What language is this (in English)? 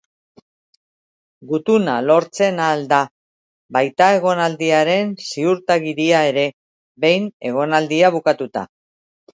Basque